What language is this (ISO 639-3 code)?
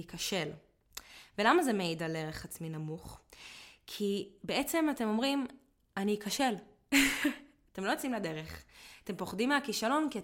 heb